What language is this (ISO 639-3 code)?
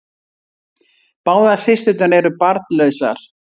isl